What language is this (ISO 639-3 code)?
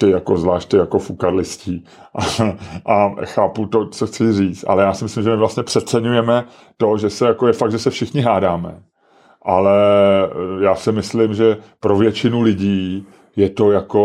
ces